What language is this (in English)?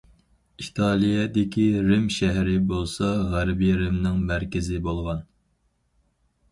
Uyghur